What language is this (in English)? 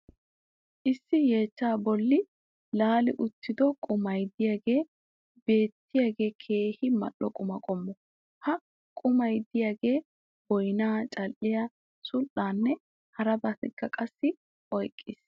Wolaytta